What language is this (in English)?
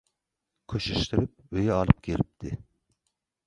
Turkmen